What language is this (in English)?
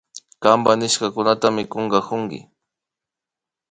Imbabura Highland Quichua